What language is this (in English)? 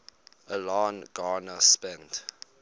English